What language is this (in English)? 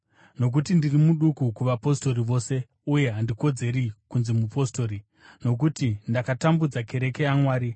Shona